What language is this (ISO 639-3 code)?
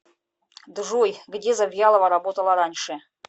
rus